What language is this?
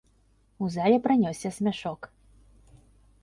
Belarusian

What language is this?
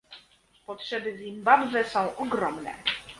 Polish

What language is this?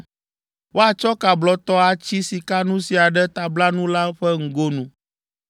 Ewe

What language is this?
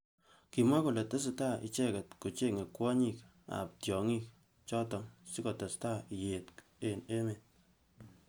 Kalenjin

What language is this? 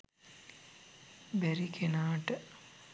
Sinhala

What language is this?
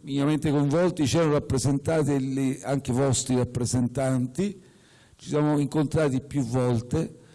Italian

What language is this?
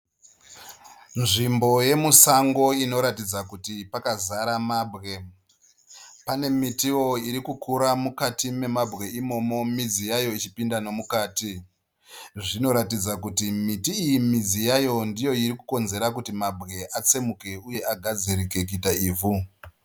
Shona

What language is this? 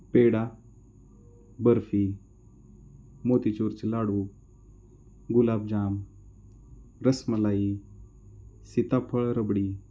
Marathi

